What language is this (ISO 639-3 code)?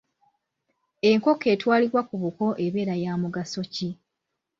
lug